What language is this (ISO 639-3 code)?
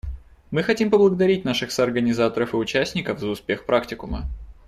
rus